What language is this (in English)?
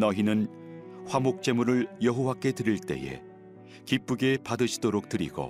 Korean